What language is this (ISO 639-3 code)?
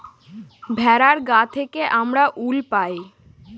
ben